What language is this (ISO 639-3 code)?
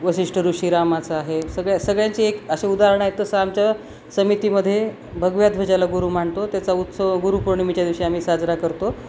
mar